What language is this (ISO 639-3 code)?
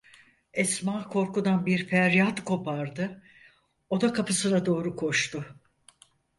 tur